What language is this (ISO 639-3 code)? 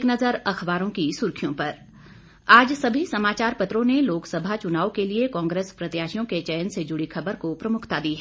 hin